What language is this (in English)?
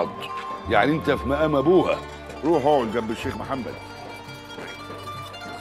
Arabic